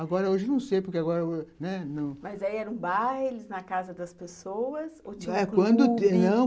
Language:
Portuguese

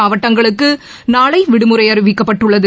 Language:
Tamil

